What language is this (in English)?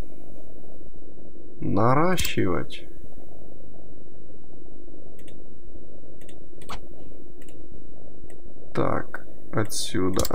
Russian